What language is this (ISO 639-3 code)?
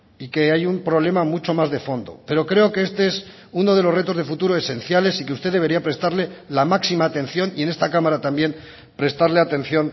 spa